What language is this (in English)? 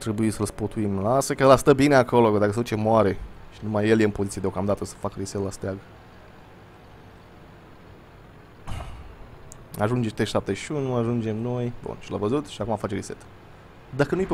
Romanian